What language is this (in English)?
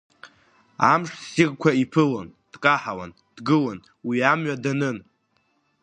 Abkhazian